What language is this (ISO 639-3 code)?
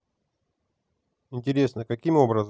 rus